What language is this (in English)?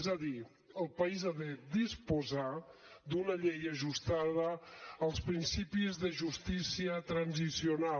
Catalan